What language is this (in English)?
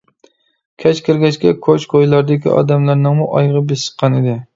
Uyghur